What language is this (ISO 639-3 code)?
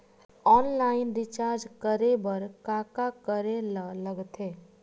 hne